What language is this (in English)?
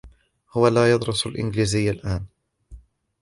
Arabic